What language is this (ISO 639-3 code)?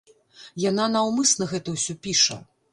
bel